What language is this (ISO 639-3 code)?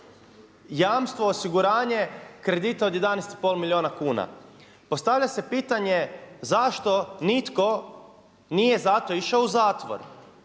hrv